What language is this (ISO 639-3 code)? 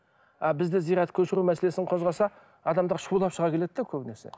kaz